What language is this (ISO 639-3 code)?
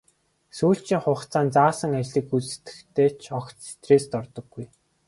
mon